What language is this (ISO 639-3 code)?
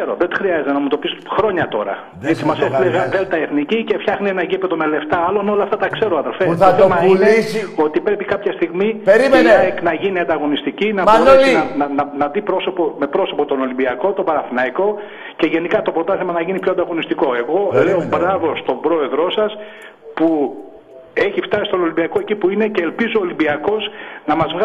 ell